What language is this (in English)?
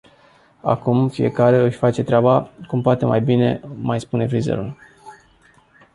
Romanian